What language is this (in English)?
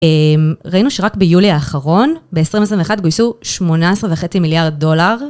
Hebrew